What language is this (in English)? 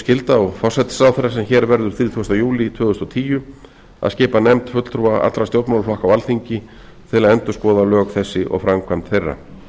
Icelandic